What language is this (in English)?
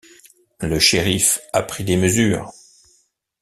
French